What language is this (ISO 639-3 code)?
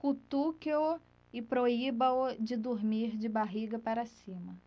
por